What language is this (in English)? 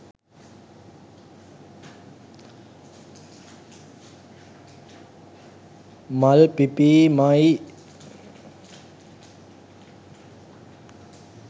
Sinhala